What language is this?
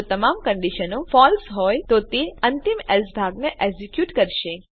Gujarati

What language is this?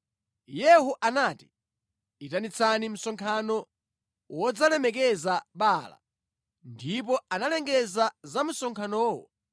Nyanja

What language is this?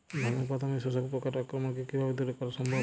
Bangla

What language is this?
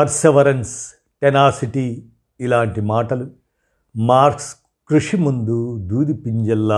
Telugu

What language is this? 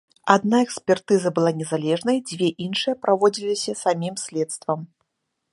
Belarusian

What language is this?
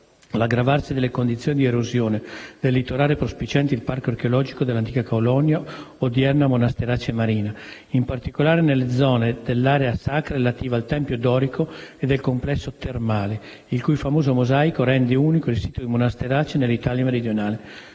Italian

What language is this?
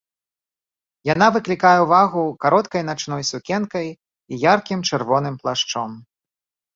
Belarusian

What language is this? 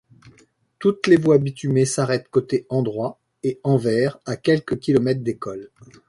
French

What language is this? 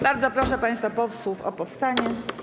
Polish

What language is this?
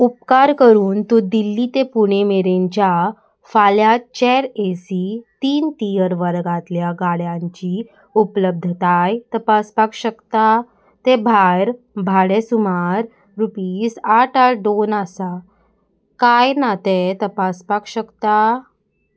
Konkani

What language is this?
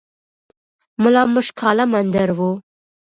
Pashto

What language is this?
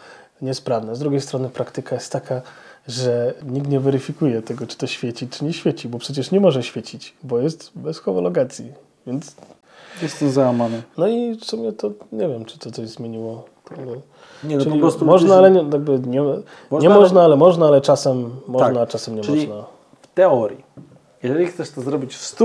Polish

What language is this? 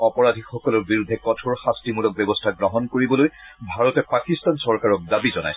Assamese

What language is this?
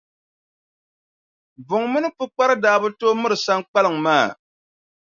Dagbani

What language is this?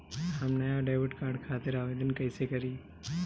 Bhojpuri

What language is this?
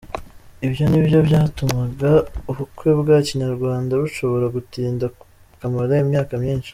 Kinyarwanda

